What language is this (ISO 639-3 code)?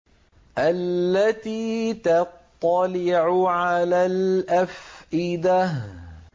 ara